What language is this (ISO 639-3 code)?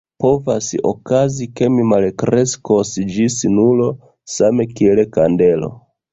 epo